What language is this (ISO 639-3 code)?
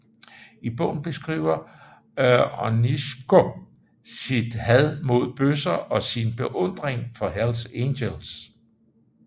dan